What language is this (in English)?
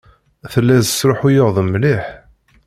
Kabyle